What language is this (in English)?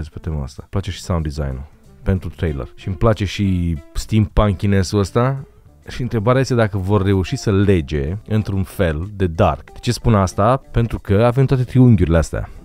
Romanian